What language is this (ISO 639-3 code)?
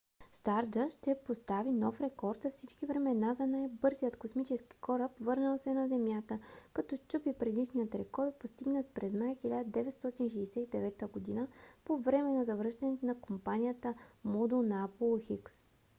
bul